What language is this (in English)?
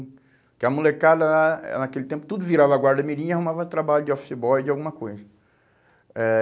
Portuguese